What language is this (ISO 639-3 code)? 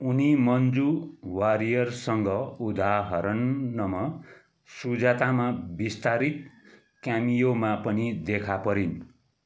nep